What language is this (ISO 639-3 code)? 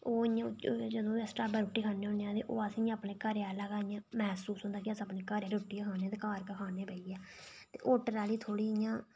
doi